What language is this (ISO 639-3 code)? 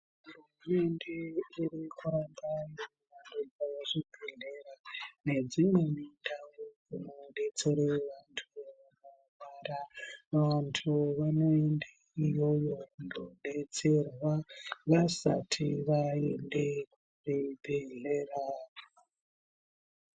ndc